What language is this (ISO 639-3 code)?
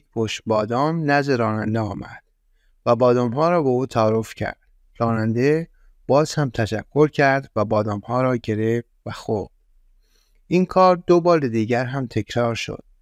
fas